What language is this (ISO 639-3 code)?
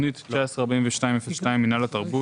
heb